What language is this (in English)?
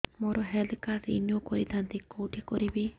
Odia